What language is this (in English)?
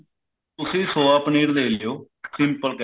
Punjabi